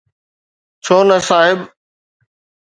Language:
Sindhi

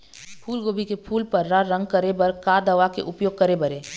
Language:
Chhattisgarhi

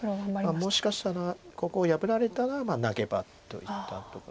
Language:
Japanese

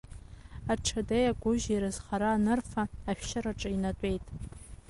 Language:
Abkhazian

